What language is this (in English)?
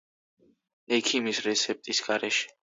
Georgian